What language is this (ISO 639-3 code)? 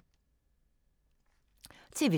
dan